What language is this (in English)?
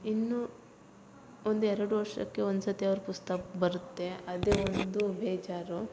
Kannada